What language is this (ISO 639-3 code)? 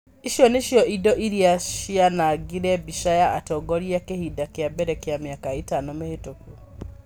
kik